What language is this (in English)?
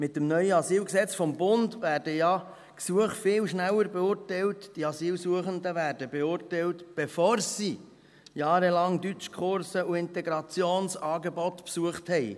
Swiss German